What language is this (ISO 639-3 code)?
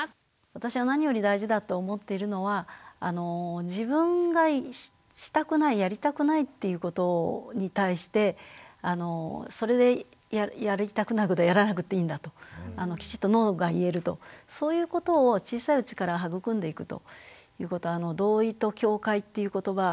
jpn